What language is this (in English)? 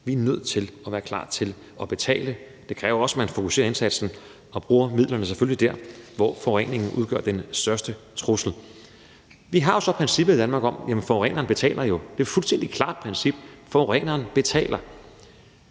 Danish